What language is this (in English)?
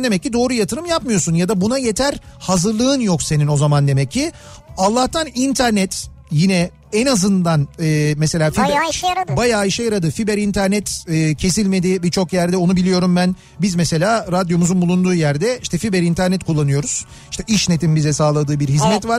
Turkish